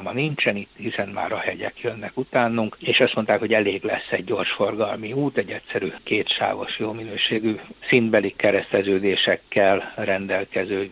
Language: Hungarian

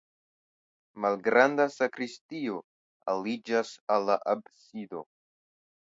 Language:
Esperanto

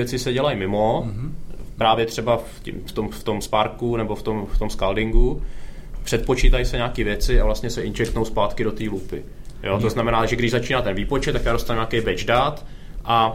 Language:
Czech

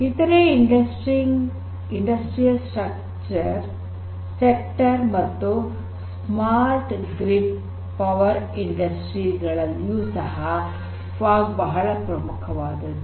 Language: Kannada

